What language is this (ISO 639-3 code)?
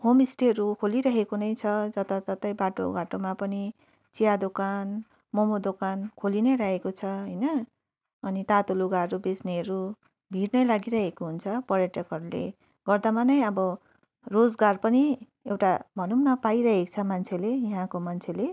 nep